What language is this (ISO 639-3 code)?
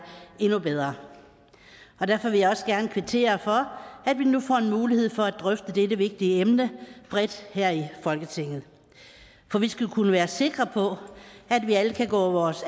dan